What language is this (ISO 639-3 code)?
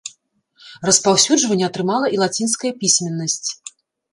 bel